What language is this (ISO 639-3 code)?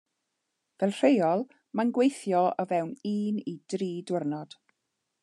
cym